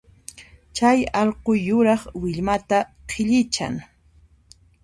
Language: Puno Quechua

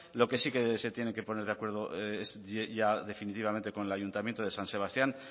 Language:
Spanish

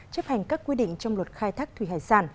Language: Vietnamese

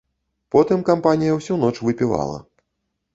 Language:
Belarusian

